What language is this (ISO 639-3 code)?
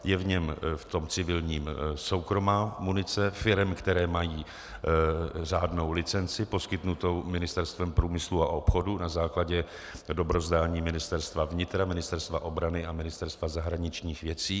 ces